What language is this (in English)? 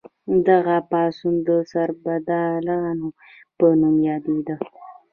Pashto